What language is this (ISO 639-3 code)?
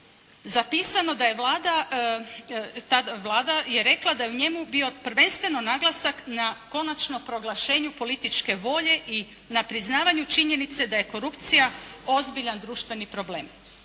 hrv